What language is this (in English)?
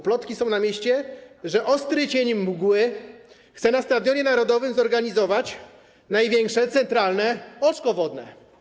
Polish